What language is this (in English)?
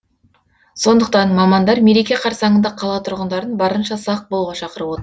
Kazakh